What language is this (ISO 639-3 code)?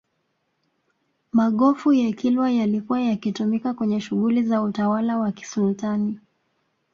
swa